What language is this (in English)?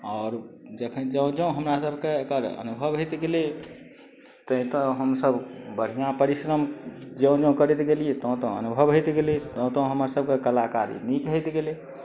Maithili